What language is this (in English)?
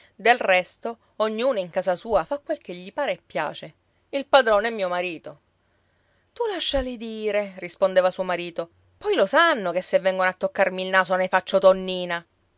Italian